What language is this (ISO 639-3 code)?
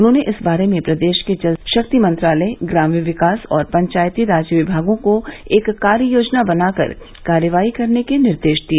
hin